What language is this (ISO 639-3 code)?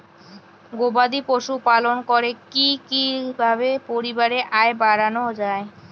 ben